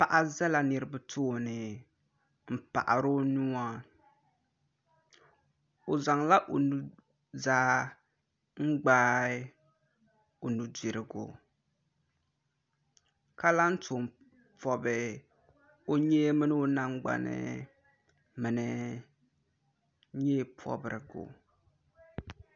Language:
Dagbani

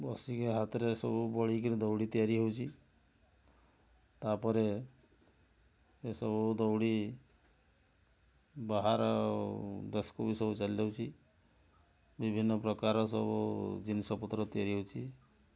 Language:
Odia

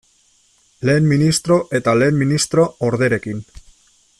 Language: Basque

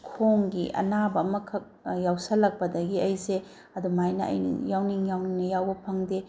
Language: Manipuri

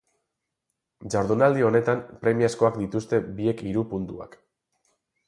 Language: Basque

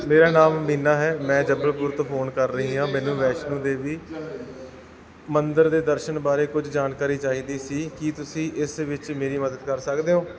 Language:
Punjabi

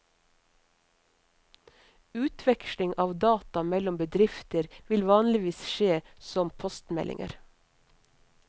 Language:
Norwegian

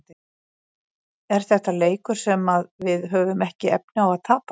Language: Icelandic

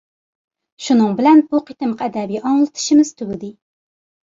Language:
Uyghur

